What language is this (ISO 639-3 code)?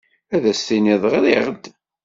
kab